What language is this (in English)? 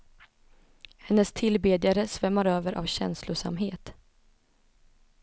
Swedish